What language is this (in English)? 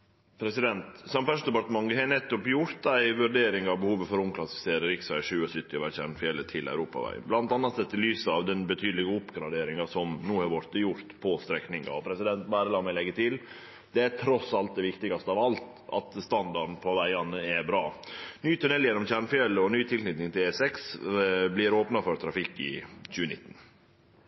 Norwegian Nynorsk